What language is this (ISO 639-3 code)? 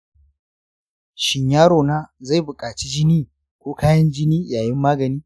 hau